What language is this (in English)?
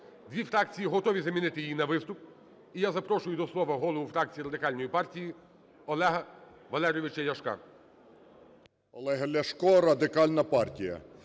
Ukrainian